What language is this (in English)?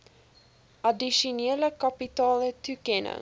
Afrikaans